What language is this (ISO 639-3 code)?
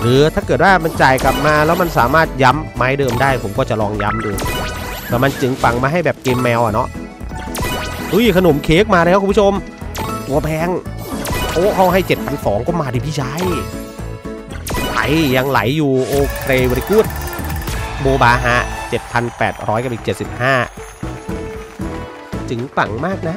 tha